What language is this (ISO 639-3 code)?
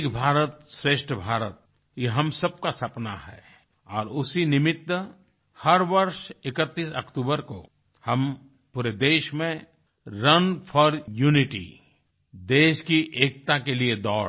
hin